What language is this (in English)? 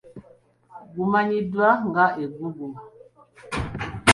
Ganda